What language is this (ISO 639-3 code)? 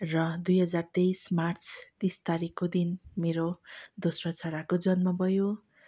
nep